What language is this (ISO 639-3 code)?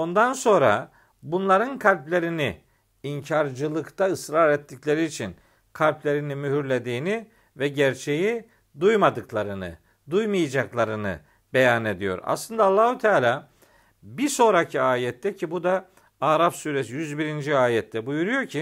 tur